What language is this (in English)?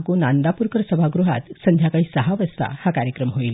Marathi